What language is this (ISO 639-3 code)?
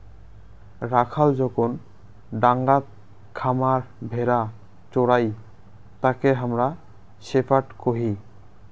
ben